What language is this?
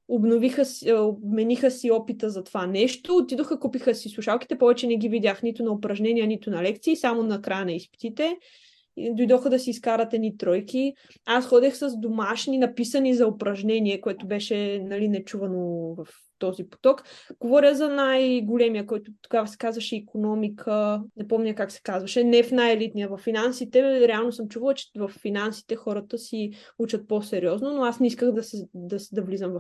Bulgarian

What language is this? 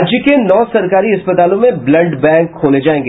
Hindi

